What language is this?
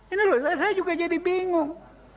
Indonesian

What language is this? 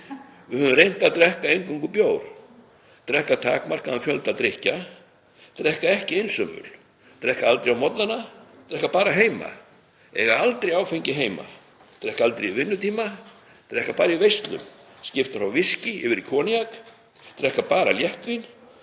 Icelandic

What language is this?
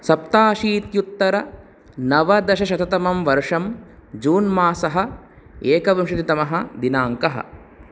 Sanskrit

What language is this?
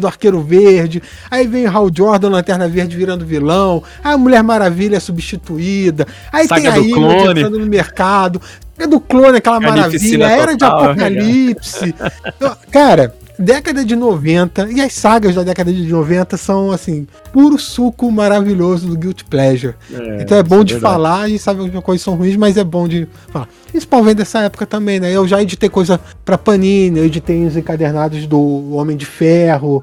Portuguese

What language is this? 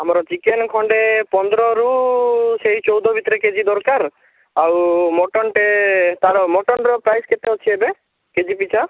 Odia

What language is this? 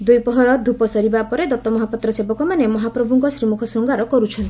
Odia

